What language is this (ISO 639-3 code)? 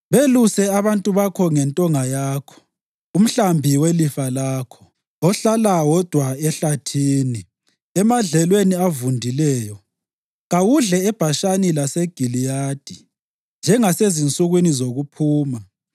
nde